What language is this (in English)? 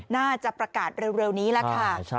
Thai